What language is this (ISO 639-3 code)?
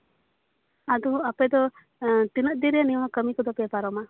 sat